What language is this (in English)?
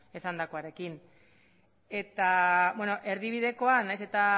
Basque